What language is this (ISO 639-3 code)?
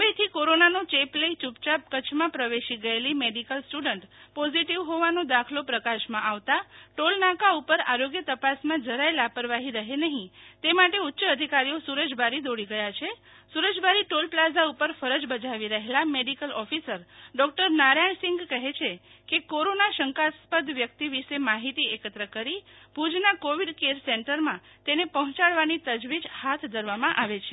guj